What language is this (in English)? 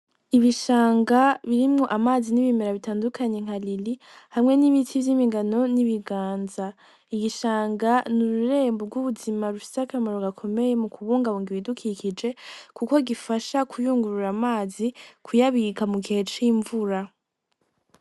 Rundi